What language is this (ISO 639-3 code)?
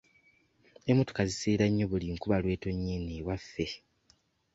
lug